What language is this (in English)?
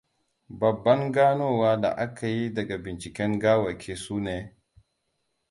Hausa